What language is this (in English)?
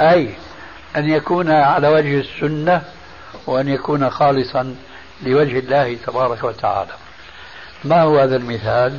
Arabic